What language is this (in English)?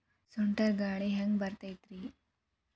Kannada